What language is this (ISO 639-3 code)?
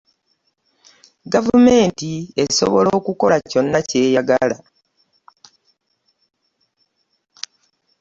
lug